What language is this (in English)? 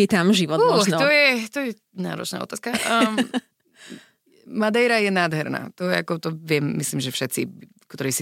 Slovak